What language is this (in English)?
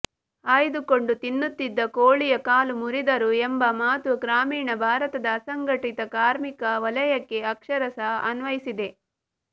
Kannada